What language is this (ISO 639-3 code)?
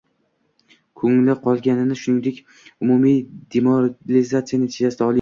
uzb